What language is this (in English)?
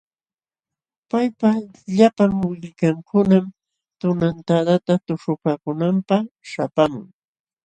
Jauja Wanca Quechua